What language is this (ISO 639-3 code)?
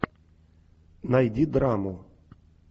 rus